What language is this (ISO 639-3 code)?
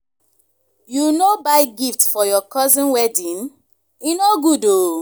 pcm